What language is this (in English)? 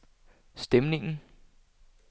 Danish